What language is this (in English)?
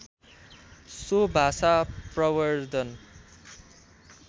Nepali